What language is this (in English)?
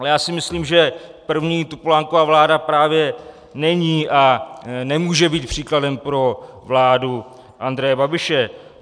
Czech